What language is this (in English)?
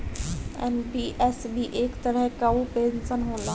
Bhojpuri